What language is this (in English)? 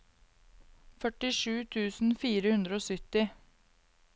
Norwegian